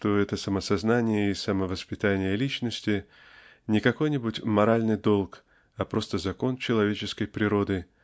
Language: Russian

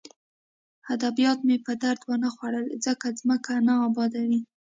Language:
Pashto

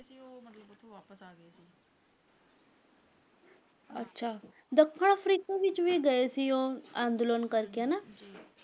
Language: Punjabi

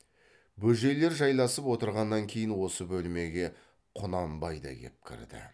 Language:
Kazakh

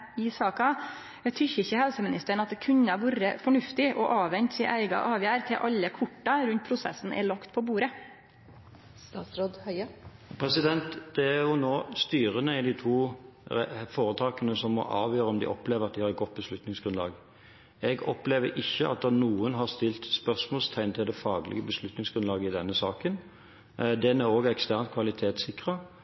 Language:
Norwegian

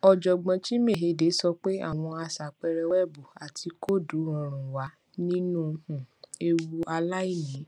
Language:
Yoruba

